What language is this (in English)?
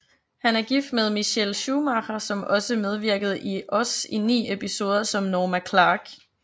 Danish